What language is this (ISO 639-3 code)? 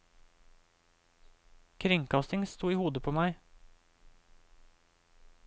nor